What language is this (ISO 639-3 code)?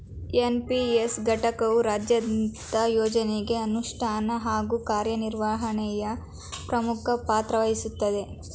kan